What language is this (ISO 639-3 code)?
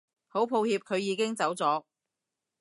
yue